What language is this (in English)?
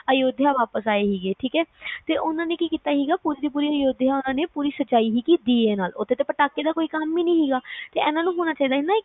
Punjabi